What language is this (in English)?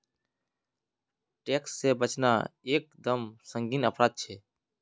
Magahi